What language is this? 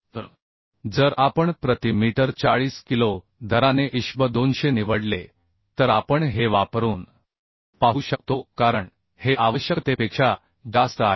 Marathi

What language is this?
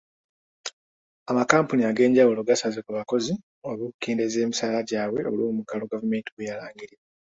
Ganda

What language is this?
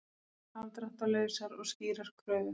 Icelandic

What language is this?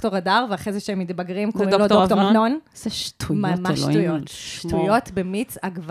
Hebrew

